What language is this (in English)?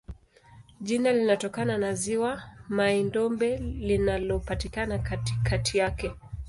Swahili